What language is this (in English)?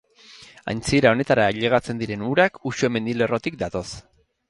Basque